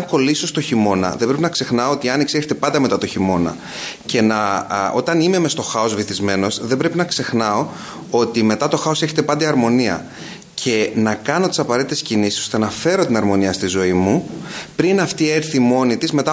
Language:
Greek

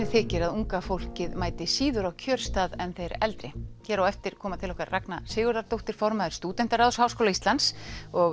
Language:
Icelandic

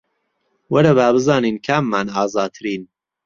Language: Central Kurdish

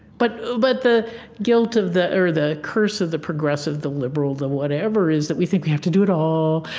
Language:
English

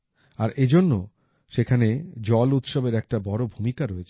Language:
Bangla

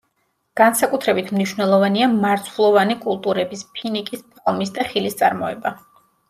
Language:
Georgian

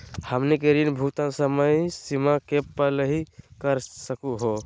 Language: Magahi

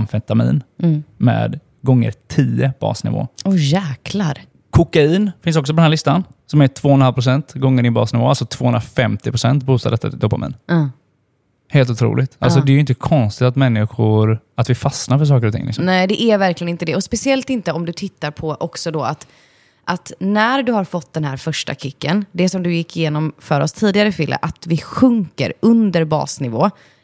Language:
Swedish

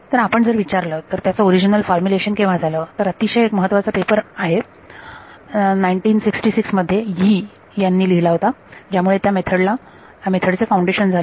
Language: Marathi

